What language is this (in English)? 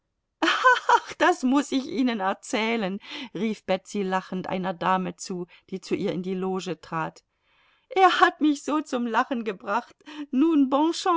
German